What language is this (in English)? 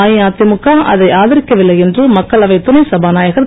Tamil